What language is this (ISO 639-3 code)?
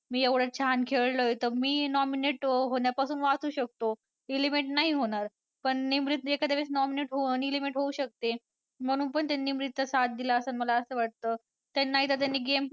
mar